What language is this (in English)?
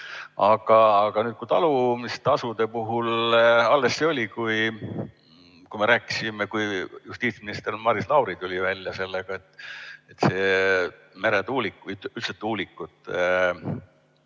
Estonian